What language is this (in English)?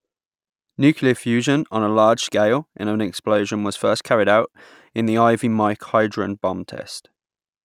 English